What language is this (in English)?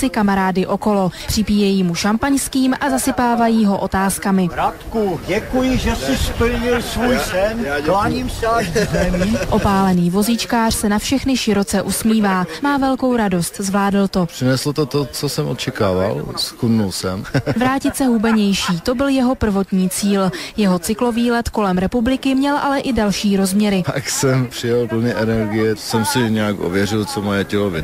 Czech